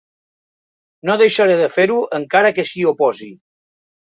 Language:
Catalan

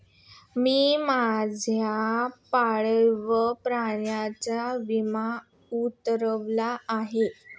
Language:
Marathi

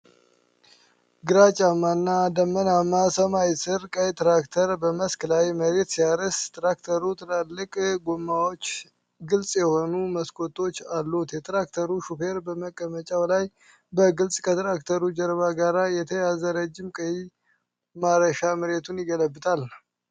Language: Amharic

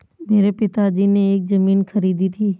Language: Hindi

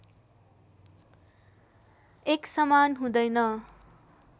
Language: Nepali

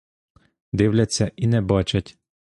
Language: Ukrainian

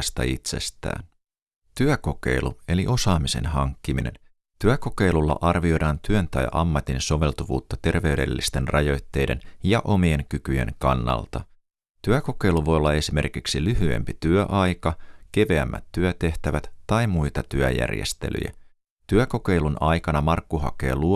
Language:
Finnish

